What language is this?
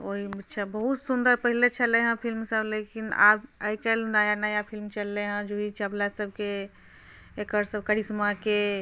Maithili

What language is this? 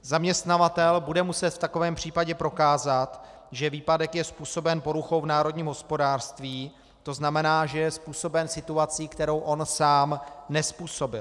Czech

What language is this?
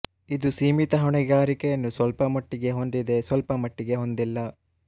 Kannada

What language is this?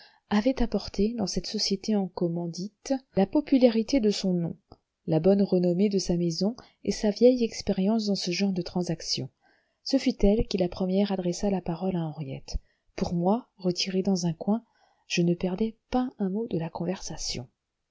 French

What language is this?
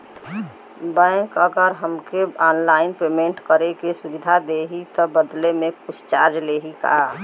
Bhojpuri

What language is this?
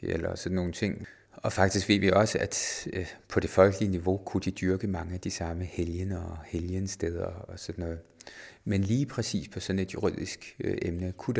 Danish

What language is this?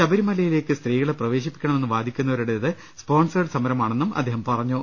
Malayalam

